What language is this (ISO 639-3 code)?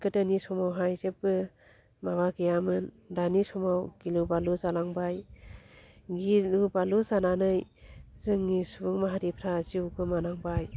brx